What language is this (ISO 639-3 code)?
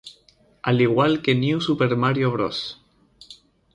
spa